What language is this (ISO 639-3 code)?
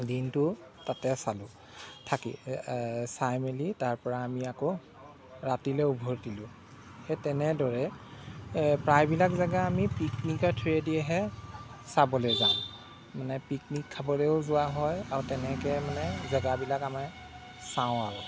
asm